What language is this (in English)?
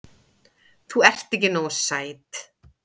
Icelandic